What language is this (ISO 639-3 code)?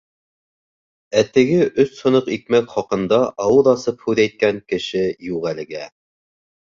bak